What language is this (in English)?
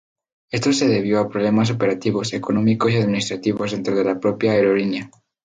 Spanish